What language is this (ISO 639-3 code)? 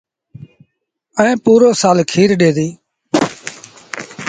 sbn